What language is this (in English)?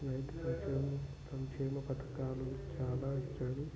Telugu